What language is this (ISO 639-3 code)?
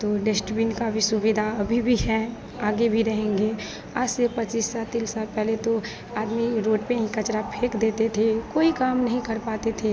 hin